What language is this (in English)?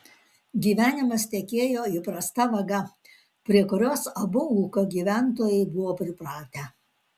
Lithuanian